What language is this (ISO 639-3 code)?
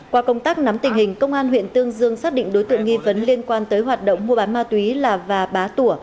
vie